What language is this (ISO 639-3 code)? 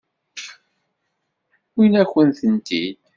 kab